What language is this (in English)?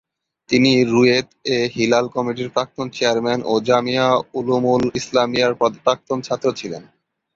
Bangla